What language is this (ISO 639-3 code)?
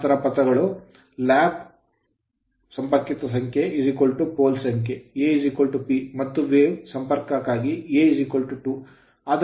kan